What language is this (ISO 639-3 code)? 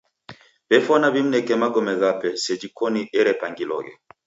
dav